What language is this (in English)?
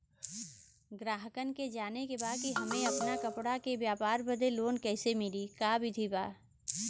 Bhojpuri